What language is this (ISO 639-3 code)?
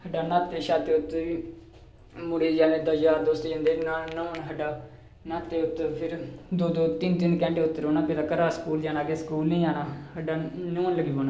doi